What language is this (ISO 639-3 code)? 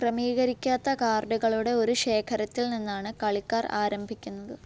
mal